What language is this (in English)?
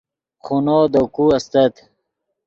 Yidgha